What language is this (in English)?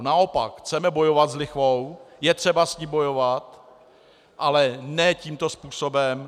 Czech